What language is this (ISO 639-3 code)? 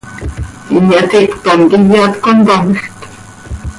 sei